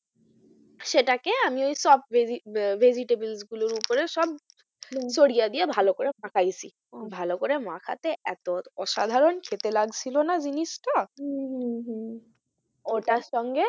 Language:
Bangla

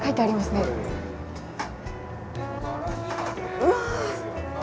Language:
Japanese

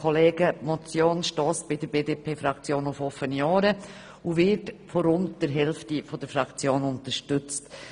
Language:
Swiss German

